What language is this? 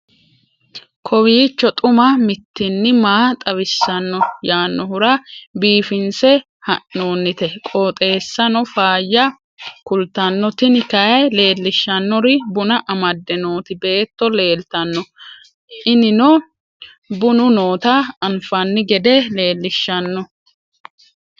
Sidamo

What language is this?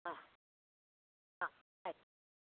Kannada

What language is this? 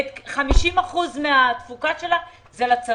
Hebrew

